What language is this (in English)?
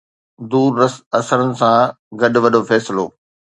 Sindhi